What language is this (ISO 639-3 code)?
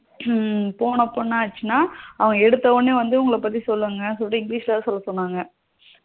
tam